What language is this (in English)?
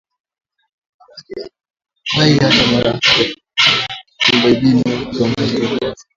Swahili